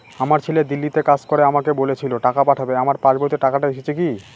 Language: Bangla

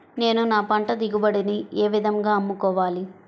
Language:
Telugu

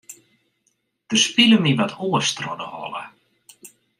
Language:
Western Frisian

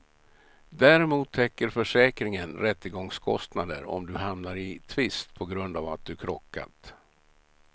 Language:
Swedish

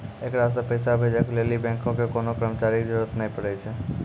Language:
Maithili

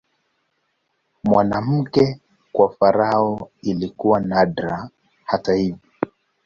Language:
Swahili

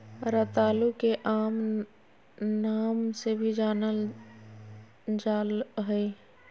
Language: Magahi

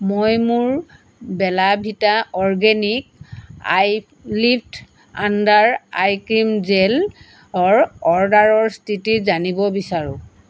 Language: Assamese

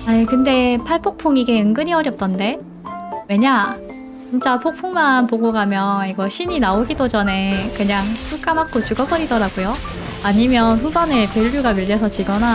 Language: Korean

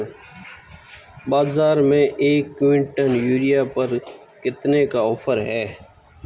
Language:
Hindi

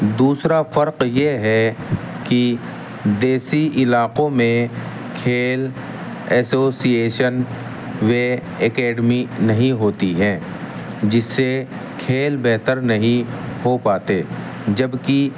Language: Urdu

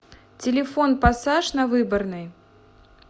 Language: Russian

